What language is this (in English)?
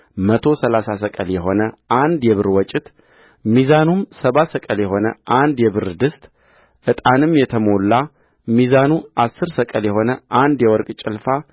Amharic